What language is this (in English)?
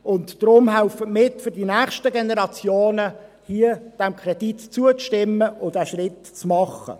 Swiss German